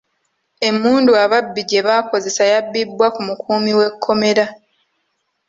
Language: Ganda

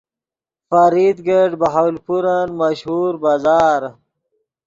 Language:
Yidgha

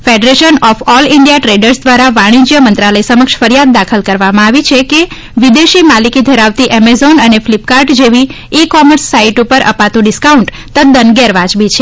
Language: Gujarati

